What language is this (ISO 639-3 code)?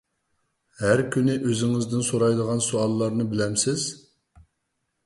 uig